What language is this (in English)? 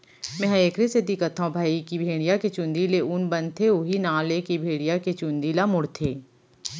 Chhattisgarhi